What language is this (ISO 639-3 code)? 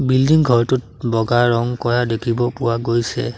asm